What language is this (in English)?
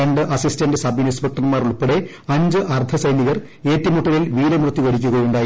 Malayalam